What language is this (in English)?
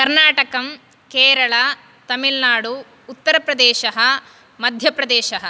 Sanskrit